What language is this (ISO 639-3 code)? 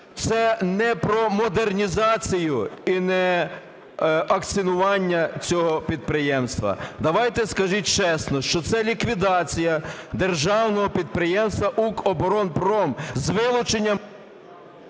ukr